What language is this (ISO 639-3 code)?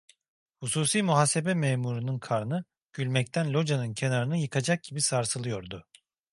tur